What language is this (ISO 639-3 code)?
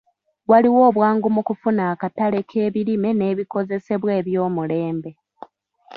lug